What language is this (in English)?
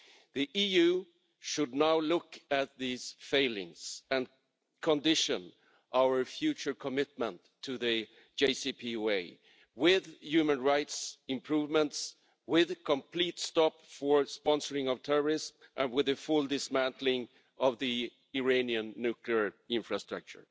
English